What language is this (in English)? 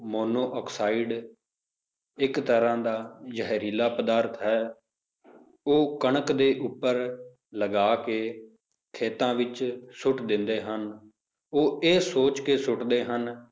Punjabi